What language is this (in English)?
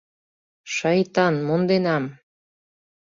Mari